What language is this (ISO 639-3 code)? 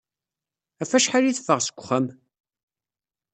kab